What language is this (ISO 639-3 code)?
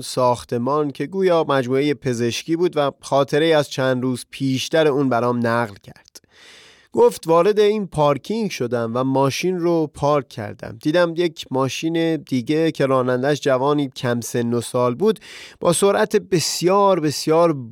fas